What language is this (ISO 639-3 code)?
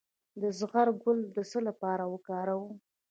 pus